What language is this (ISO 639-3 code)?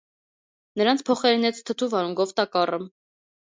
hye